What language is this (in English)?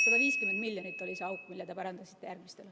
Estonian